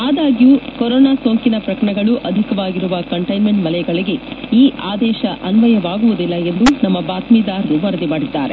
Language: Kannada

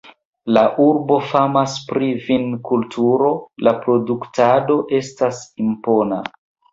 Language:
Esperanto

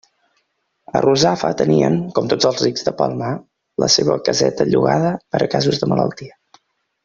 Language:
Catalan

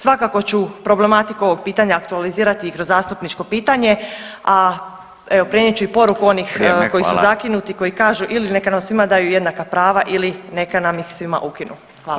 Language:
Croatian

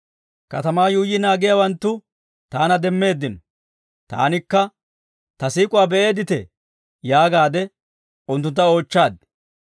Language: Dawro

